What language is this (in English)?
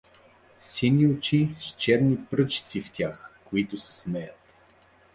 Bulgarian